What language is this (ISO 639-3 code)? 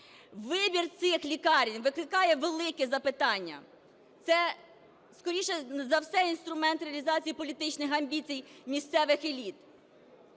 ukr